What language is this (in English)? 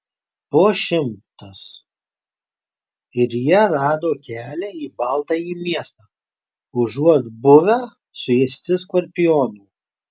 Lithuanian